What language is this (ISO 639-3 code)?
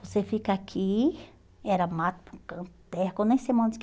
por